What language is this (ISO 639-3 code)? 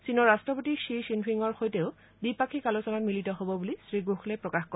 asm